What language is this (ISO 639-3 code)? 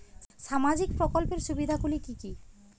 ben